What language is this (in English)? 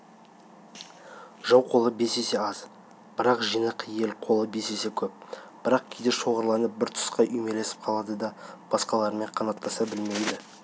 Kazakh